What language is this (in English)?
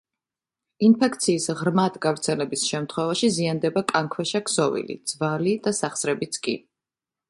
Georgian